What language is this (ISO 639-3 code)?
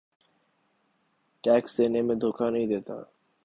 urd